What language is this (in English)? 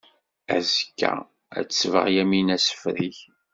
Kabyle